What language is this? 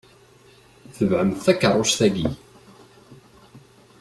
Kabyle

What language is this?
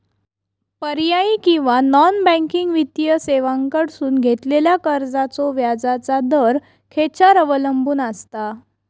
Marathi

